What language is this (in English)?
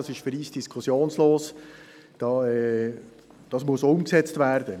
Swiss German